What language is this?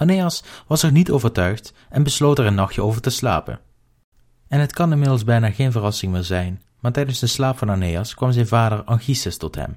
Dutch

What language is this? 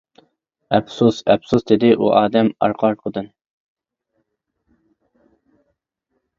Uyghur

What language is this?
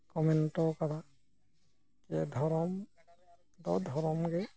Santali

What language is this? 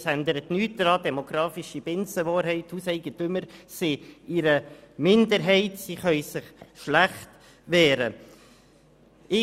Swiss German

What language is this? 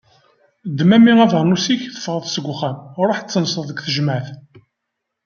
Kabyle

